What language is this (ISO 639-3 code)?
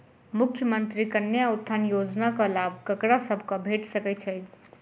mai